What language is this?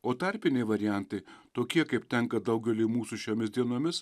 Lithuanian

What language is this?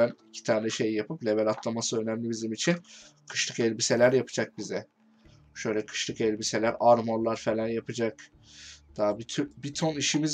Turkish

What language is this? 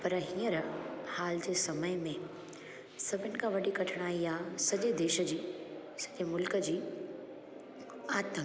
Sindhi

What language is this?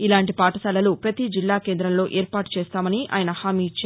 Telugu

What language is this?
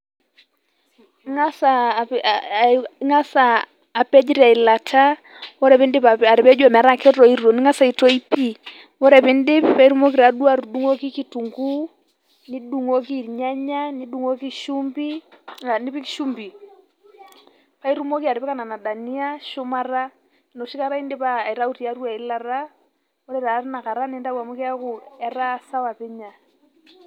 Masai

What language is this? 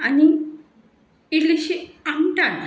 Konkani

